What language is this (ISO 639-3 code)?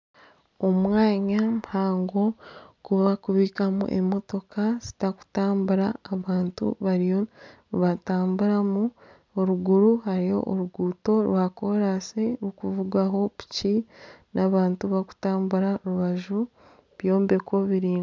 nyn